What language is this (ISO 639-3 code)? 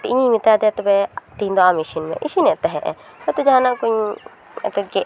sat